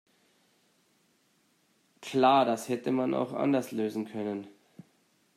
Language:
German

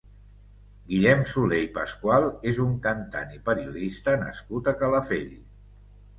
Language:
Catalan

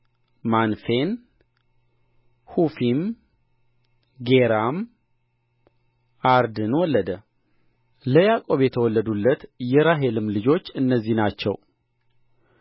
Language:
Amharic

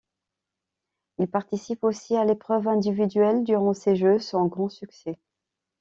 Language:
French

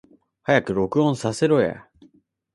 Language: Japanese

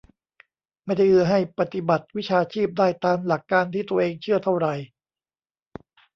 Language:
Thai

